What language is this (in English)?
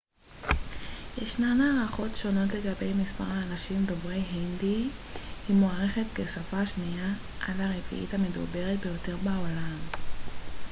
Hebrew